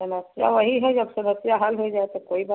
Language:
Hindi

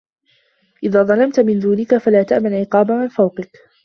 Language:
Arabic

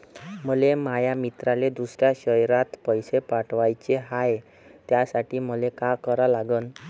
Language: Marathi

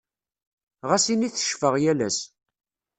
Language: Kabyle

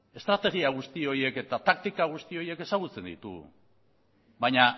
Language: Basque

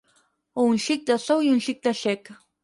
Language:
Catalan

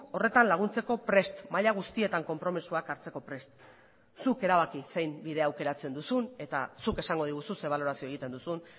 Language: Basque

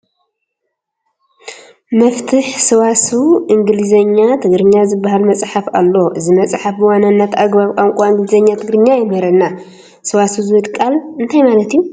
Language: Tigrinya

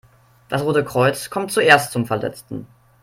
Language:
German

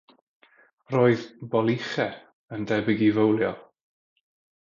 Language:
Welsh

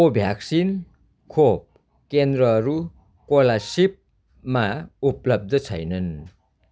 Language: Nepali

